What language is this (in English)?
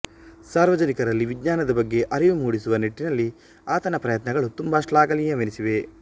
Kannada